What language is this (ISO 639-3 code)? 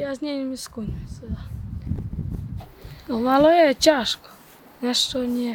ukr